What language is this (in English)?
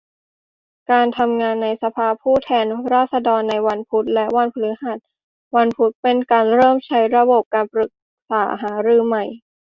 Thai